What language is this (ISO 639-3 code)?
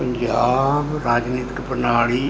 pan